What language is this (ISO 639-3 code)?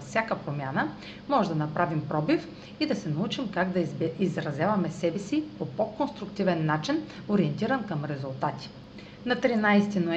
bul